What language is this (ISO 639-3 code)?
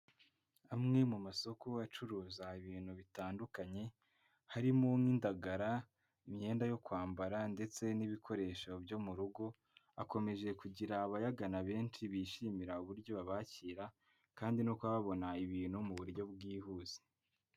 kin